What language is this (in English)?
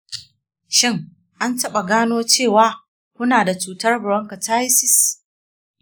Hausa